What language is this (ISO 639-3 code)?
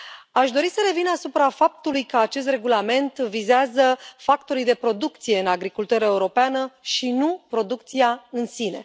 ron